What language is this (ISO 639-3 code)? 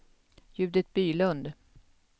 swe